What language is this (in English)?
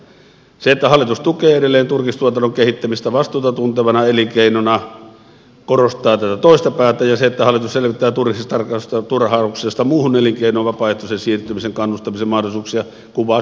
Finnish